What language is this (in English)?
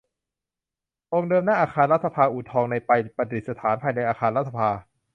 Thai